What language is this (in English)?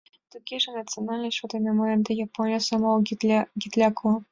Mari